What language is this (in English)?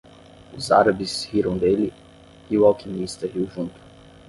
Portuguese